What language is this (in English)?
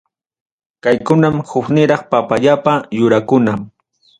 Ayacucho Quechua